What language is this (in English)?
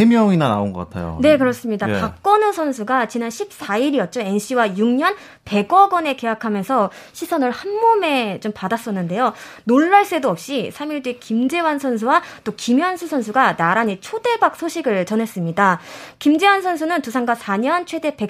Korean